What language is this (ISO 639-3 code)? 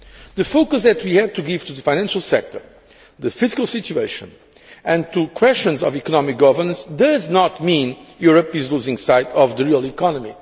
eng